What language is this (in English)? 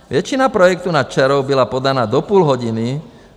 Czech